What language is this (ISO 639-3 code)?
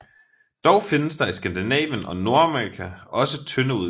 dan